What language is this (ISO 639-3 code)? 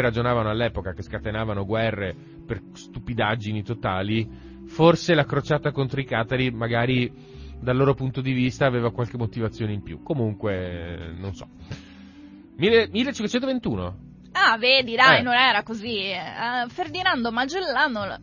ita